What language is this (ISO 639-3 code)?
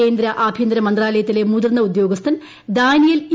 mal